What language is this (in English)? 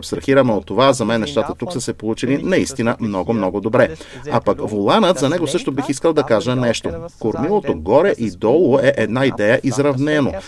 Bulgarian